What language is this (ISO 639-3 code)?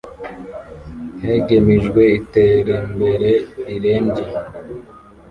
kin